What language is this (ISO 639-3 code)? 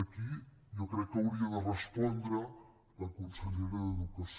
cat